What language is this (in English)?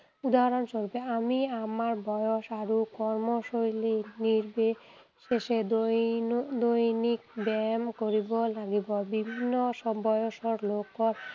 Assamese